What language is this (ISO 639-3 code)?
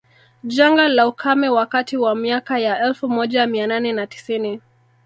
swa